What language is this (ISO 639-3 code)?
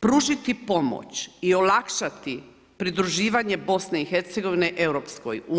hrv